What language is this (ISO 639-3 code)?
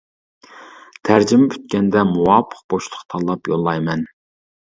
uig